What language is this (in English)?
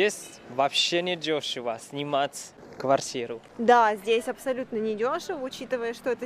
Russian